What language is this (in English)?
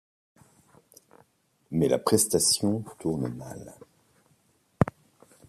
French